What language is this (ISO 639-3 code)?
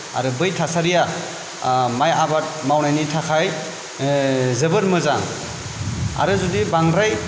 brx